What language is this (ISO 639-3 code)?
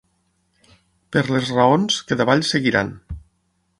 cat